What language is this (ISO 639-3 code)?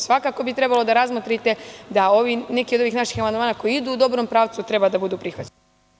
srp